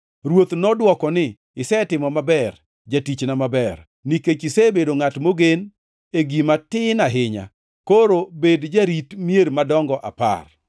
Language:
Luo (Kenya and Tanzania)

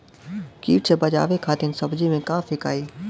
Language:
Bhojpuri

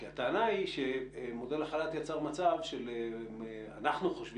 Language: Hebrew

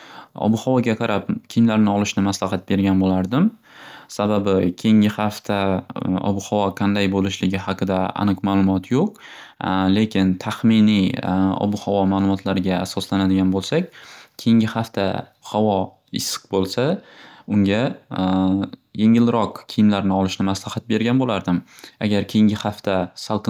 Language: Uzbek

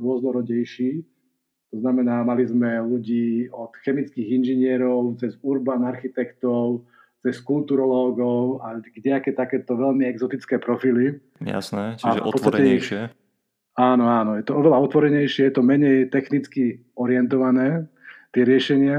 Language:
Slovak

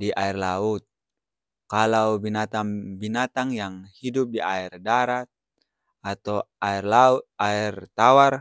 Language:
Ambonese Malay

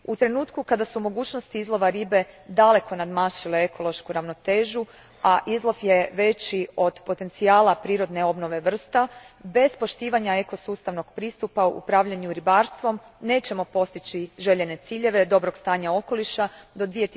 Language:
Croatian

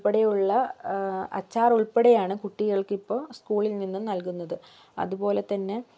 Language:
Malayalam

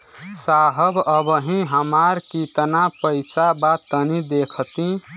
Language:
Bhojpuri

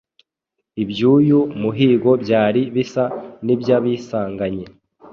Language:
Kinyarwanda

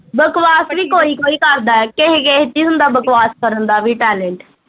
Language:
Punjabi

